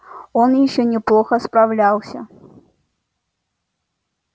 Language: Russian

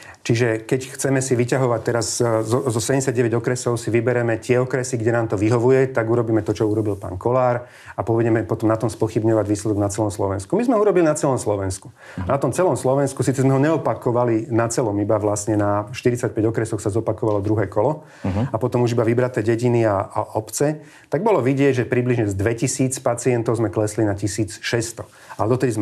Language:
Slovak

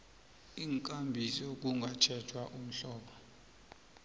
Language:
South Ndebele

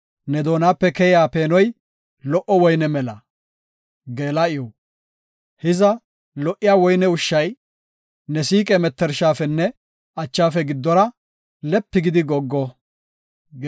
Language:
Gofa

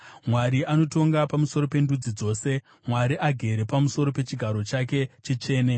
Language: Shona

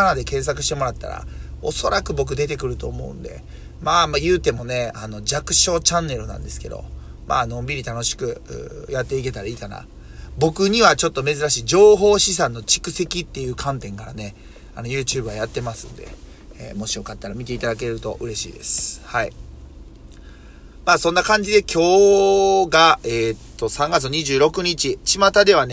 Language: Japanese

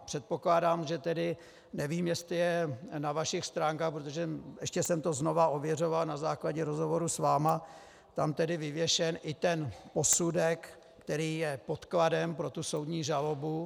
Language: Czech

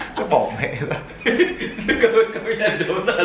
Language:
Vietnamese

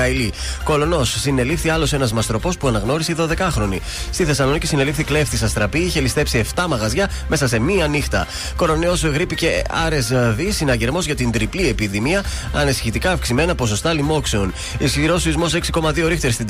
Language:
Greek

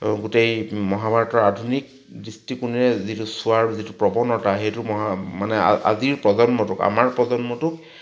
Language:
Assamese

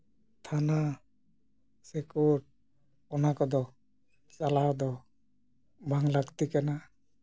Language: Santali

